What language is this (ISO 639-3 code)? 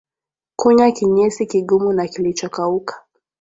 swa